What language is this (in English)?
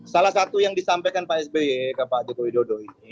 Indonesian